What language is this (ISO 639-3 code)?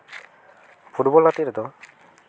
sat